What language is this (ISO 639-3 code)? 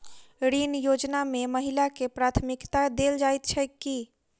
mai